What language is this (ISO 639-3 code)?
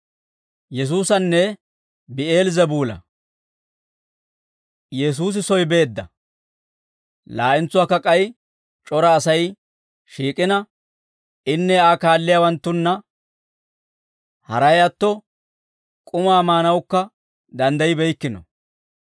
dwr